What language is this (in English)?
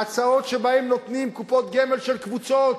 Hebrew